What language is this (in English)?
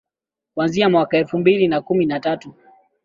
Swahili